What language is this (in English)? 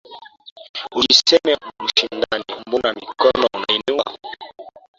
Swahili